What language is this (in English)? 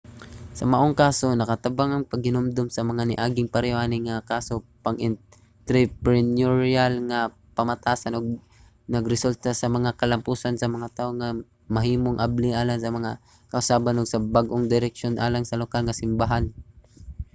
Cebuano